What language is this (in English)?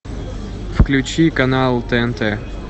Russian